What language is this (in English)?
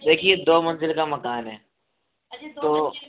Hindi